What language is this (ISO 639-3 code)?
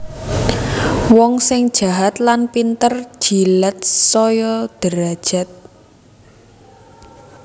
jav